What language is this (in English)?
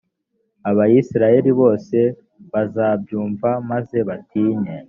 Kinyarwanda